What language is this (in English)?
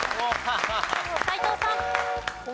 Japanese